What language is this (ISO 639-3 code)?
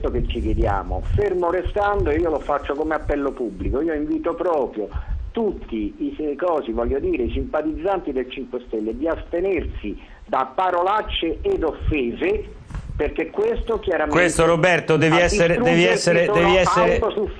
ita